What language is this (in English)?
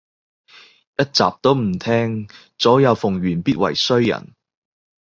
Cantonese